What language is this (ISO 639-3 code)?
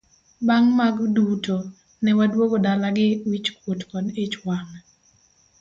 luo